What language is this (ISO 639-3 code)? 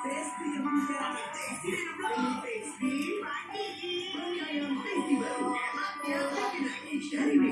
ind